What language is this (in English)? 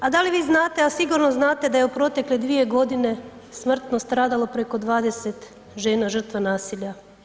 Croatian